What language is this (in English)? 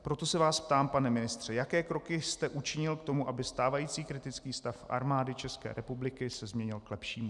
Czech